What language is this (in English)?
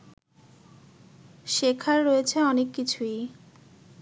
Bangla